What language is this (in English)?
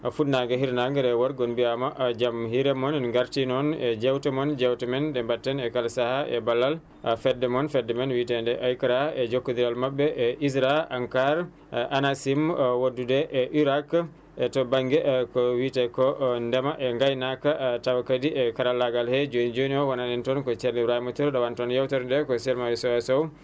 Fula